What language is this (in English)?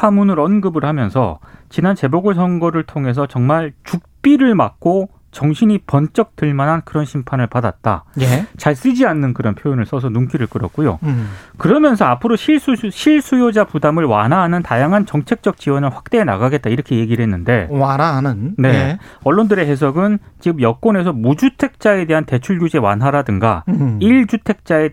Korean